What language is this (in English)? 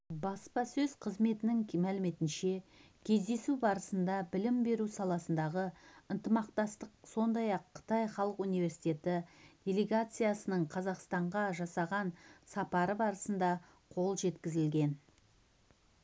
Kazakh